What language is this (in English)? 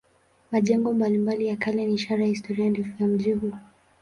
Swahili